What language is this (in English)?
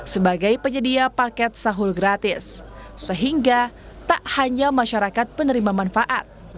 Indonesian